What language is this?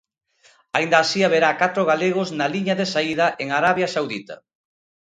Galician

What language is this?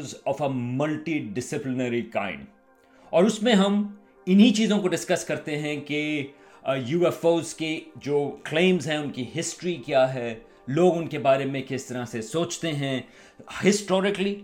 Urdu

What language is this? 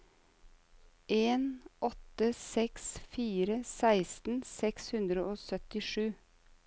Norwegian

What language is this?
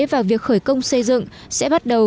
Vietnamese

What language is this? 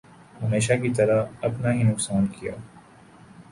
Urdu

